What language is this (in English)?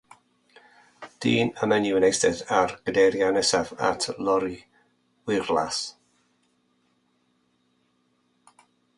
Welsh